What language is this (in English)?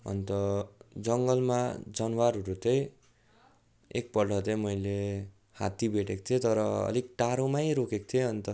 Nepali